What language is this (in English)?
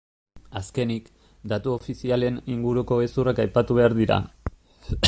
Basque